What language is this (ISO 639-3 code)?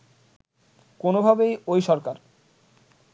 ben